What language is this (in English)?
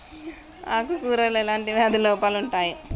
Telugu